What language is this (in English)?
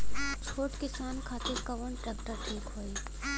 Bhojpuri